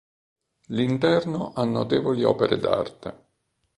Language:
Italian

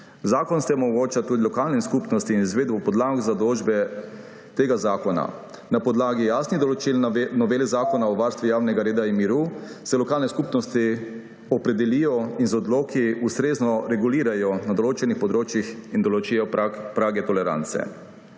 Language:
Slovenian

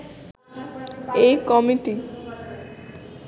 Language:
Bangla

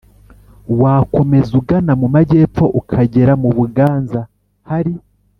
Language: Kinyarwanda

